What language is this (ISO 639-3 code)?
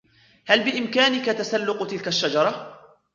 ara